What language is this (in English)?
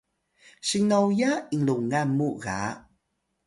Atayal